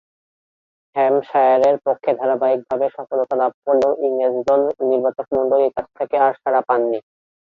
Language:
Bangla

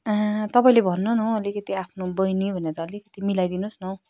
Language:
Nepali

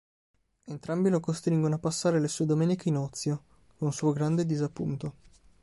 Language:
Italian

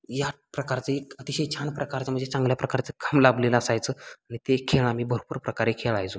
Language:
Marathi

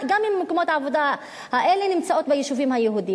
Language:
Hebrew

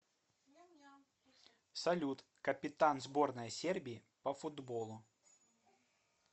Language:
Russian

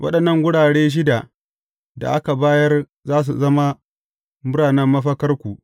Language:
Hausa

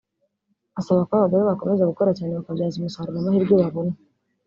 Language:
Kinyarwanda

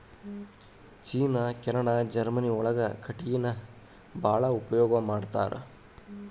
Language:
Kannada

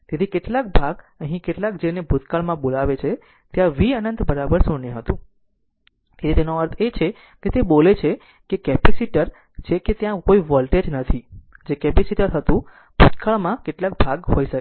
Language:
Gujarati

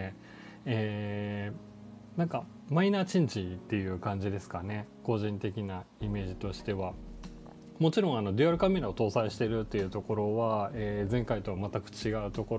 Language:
Japanese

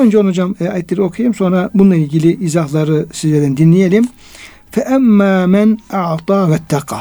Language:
Turkish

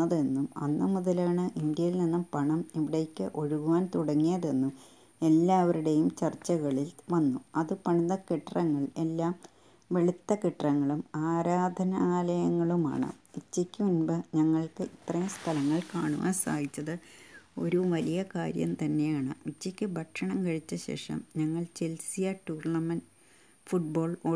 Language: Malayalam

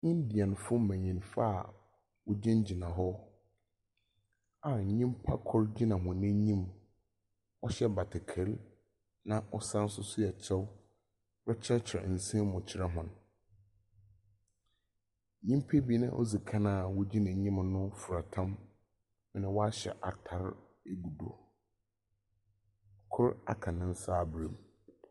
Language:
Akan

